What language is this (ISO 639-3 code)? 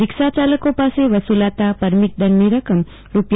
guj